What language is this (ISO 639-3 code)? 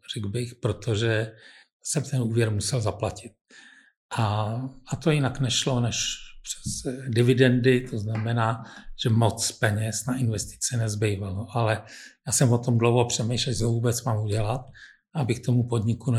ces